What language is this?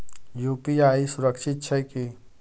Maithili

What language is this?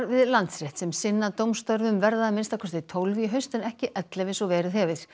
Icelandic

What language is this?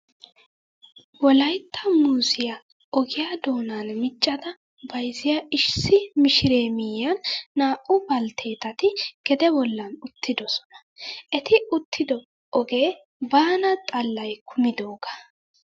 Wolaytta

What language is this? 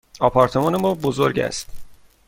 Persian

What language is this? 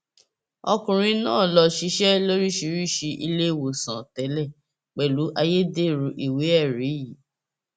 Yoruba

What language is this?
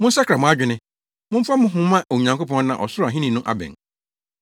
Akan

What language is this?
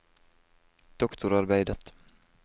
Norwegian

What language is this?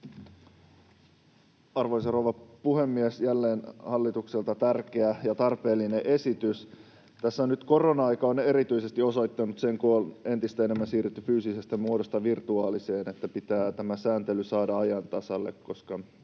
Finnish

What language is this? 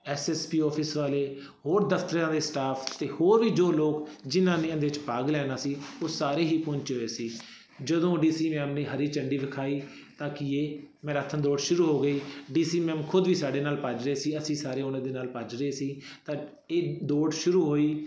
Punjabi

